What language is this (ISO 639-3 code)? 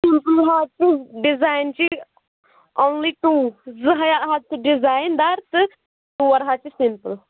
kas